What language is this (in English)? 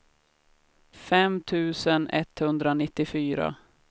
Swedish